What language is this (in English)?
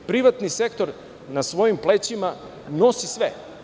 Serbian